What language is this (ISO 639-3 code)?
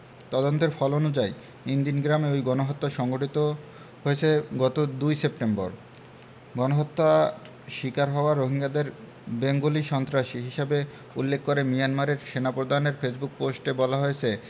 ben